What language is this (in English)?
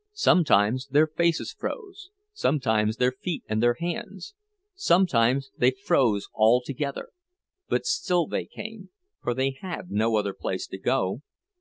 English